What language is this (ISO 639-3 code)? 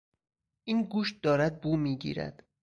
fas